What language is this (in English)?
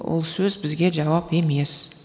Kazakh